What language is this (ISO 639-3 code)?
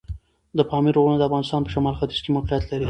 pus